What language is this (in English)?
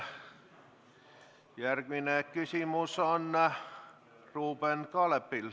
Estonian